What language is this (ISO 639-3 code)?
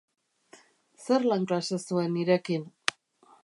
eus